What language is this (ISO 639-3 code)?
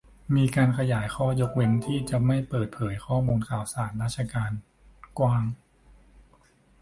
tha